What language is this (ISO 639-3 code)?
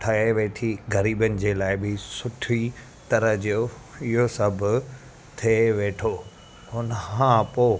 snd